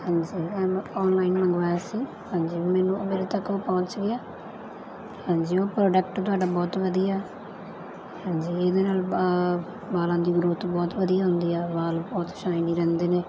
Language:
Punjabi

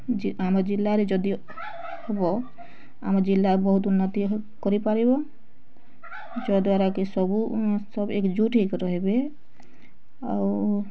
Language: Odia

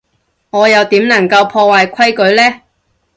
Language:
Cantonese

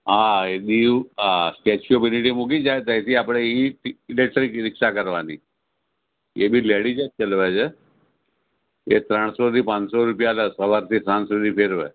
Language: Gujarati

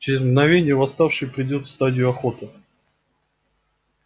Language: Russian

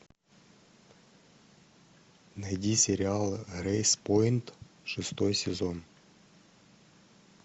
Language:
Russian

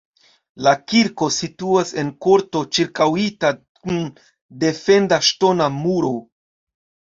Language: Esperanto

